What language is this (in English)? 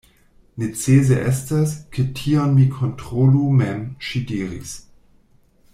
Esperanto